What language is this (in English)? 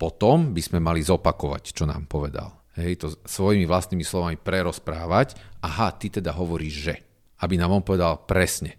Slovak